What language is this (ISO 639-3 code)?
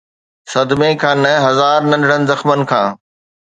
snd